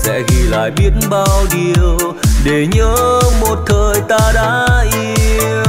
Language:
Vietnamese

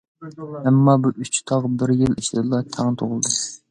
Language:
Uyghur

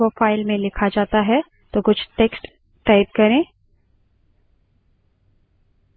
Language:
Hindi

